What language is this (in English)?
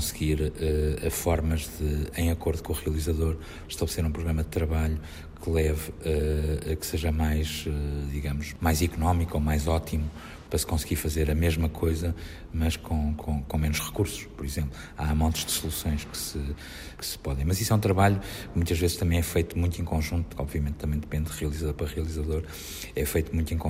Portuguese